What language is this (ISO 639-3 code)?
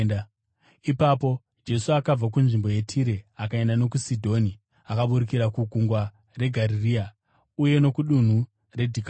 sna